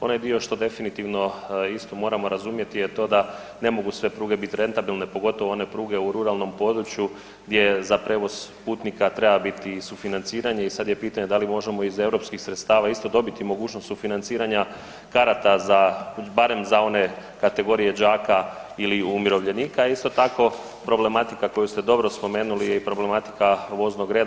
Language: Croatian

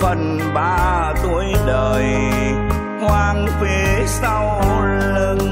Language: Vietnamese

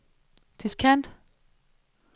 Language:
Danish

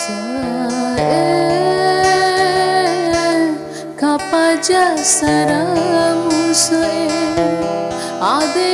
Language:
Indonesian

